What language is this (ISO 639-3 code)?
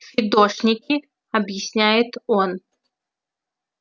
rus